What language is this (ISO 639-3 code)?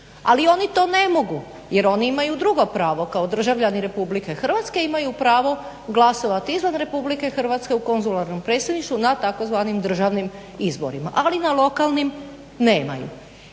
hrv